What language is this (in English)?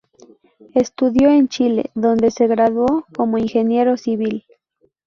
Spanish